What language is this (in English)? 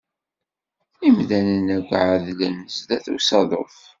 Kabyle